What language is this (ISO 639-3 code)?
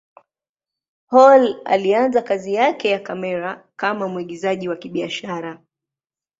swa